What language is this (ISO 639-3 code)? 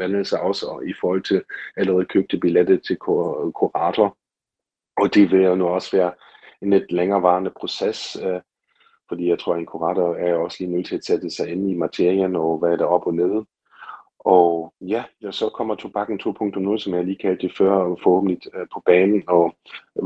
dan